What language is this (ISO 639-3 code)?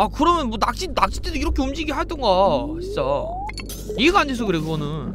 kor